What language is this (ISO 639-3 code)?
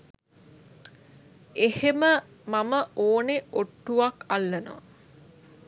sin